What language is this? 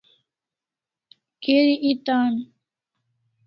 Kalasha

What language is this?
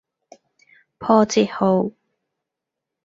Cantonese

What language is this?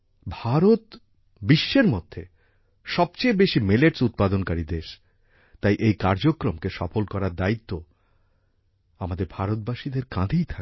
Bangla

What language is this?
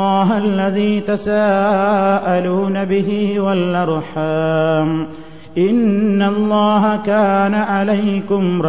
Malayalam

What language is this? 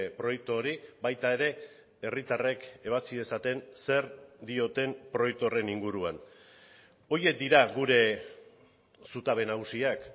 Basque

